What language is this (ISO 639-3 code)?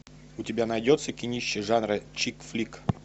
rus